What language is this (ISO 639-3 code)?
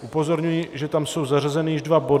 ces